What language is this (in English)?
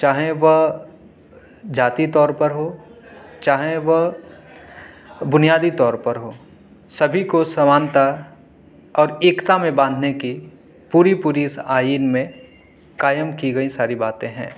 Urdu